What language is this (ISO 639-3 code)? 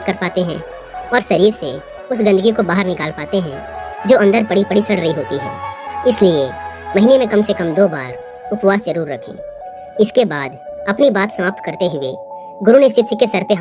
hin